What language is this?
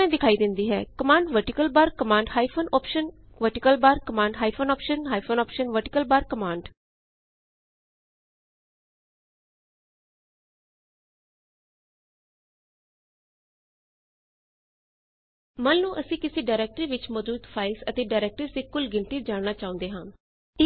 Punjabi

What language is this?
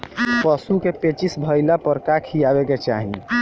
Bhojpuri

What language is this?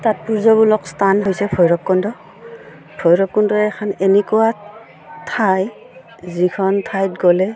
Assamese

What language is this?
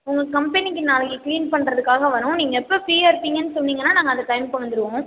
Tamil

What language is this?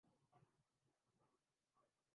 Urdu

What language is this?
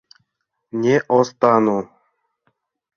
Mari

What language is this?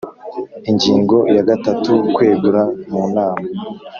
Kinyarwanda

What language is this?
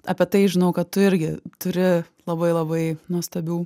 Lithuanian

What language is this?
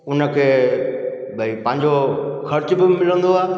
Sindhi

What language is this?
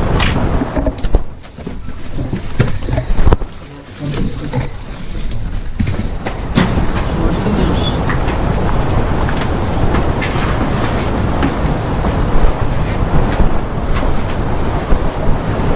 Bulgarian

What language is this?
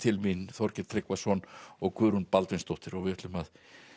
Icelandic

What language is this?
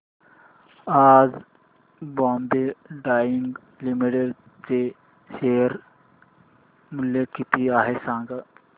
Marathi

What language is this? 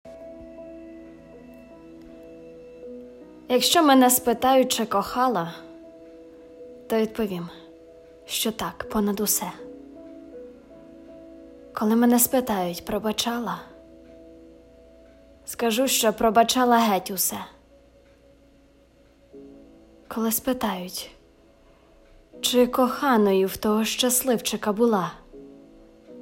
Ukrainian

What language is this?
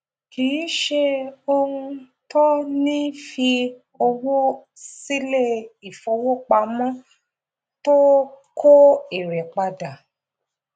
Yoruba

